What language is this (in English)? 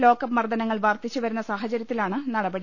Malayalam